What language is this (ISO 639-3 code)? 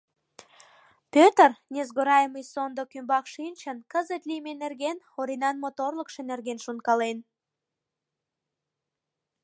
chm